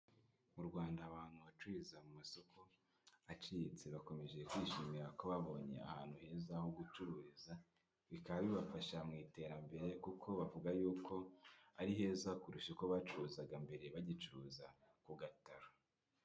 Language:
Kinyarwanda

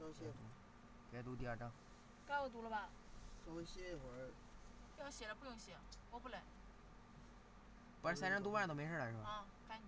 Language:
Chinese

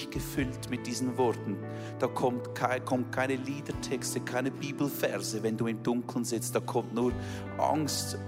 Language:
German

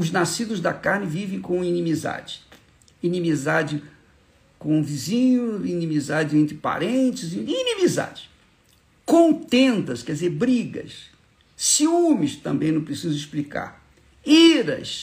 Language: Portuguese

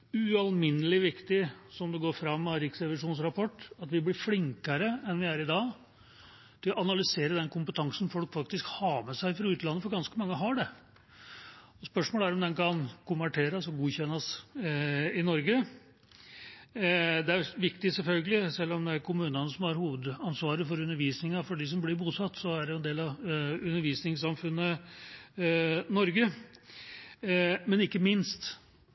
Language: Norwegian Bokmål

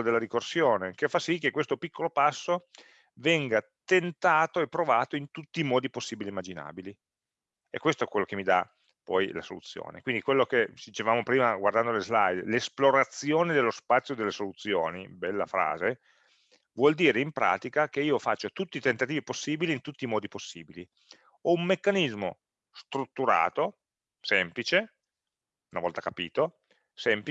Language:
Italian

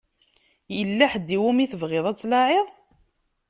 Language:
Kabyle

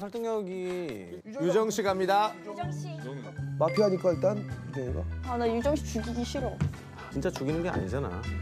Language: Korean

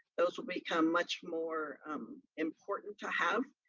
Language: English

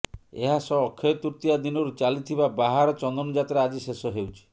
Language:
Odia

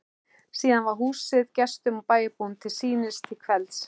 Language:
Icelandic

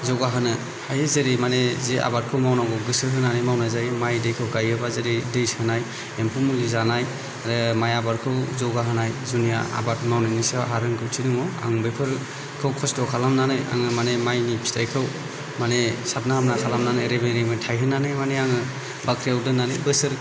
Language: Bodo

